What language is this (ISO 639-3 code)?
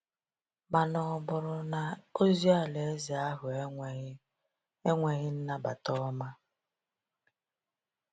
ibo